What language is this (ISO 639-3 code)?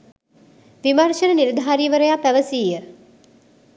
sin